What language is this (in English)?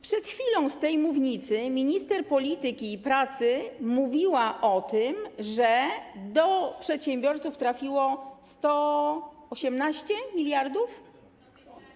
Polish